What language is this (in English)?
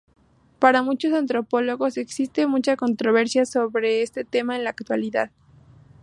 Spanish